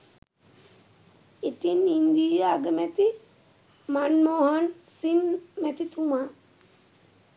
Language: Sinhala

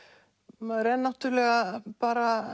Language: Icelandic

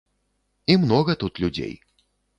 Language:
Belarusian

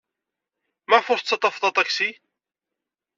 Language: Kabyle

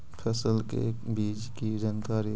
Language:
Magahi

